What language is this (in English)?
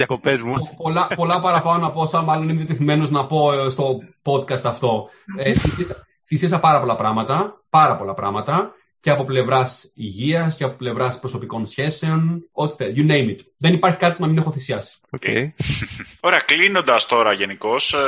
Greek